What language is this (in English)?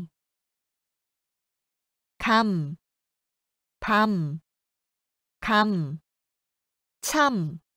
Korean